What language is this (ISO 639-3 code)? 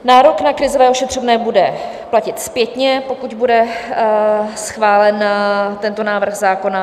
ces